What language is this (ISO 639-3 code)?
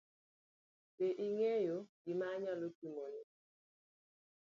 luo